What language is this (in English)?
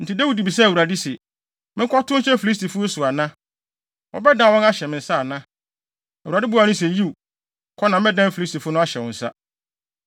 Akan